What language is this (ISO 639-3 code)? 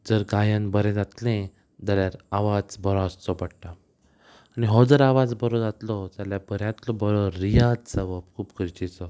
kok